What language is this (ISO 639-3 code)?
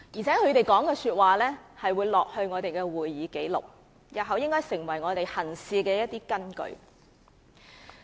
yue